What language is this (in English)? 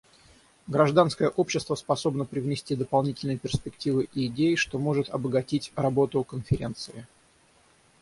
Russian